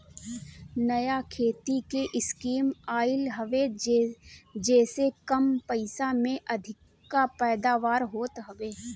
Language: Bhojpuri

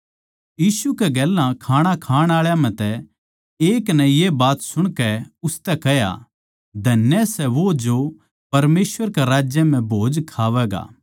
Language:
Haryanvi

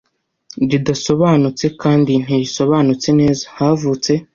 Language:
Kinyarwanda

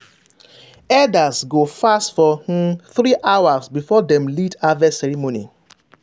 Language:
Nigerian Pidgin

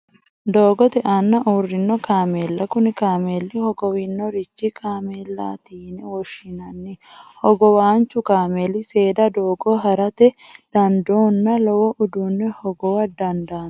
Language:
Sidamo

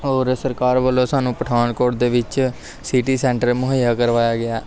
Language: Punjabi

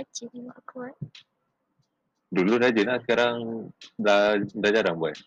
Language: Malay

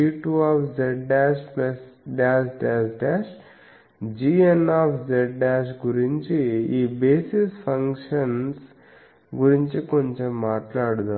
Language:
Telugu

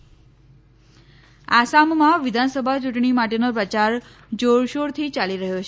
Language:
Gujarati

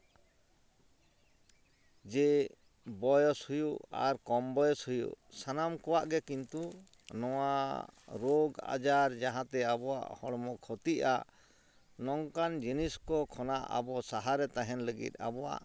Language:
Santali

